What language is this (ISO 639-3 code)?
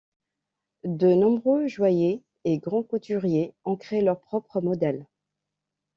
fra